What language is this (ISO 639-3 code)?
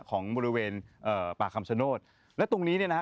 tha